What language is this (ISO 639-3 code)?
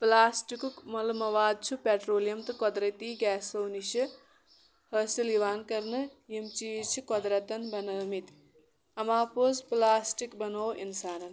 kas